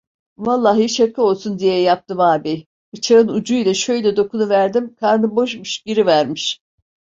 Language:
Turkish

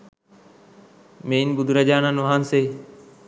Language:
Sinhala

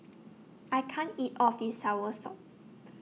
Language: English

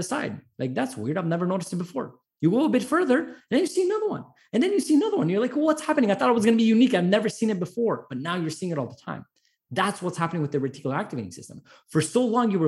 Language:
English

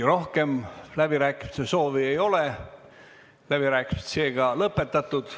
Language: Estonian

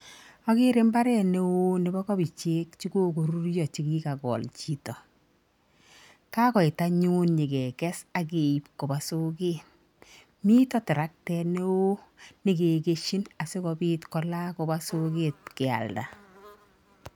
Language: Kalenjin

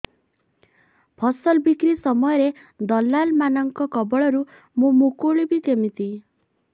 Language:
Odia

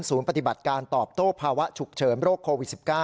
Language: Thai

